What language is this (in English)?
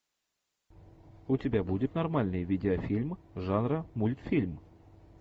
Russian